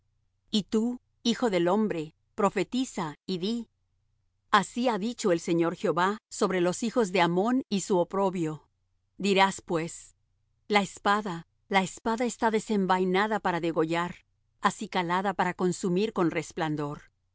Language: Spanish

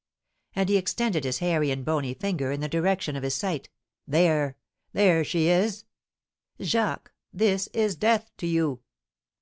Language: English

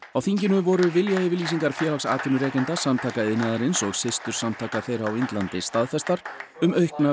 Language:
Icelandic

